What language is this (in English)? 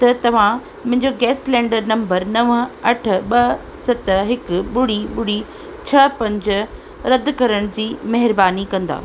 Sindhi